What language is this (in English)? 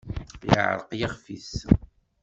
Kabyle